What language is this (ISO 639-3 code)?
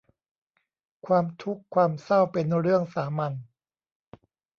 tha